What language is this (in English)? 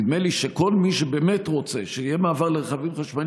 Hebrew